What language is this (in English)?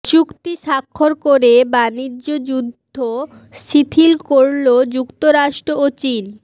Bangla